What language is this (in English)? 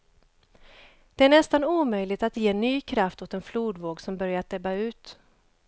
Swedish